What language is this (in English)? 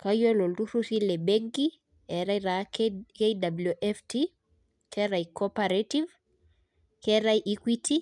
Masai